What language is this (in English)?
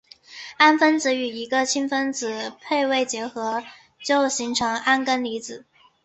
Chinese